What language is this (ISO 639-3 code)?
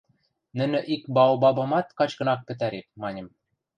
mrj